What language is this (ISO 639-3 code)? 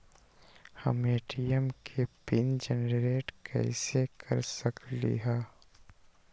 mag